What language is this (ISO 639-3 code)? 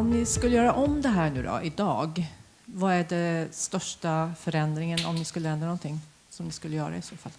swe